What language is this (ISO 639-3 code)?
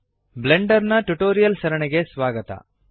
kan